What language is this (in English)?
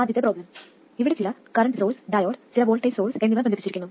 Malayalam